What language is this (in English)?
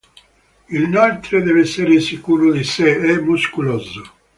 Italian